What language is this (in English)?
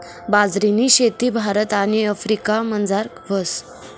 Marathi